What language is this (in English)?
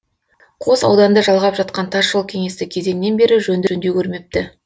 Kazakh